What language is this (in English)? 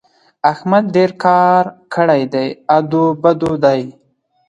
Pashto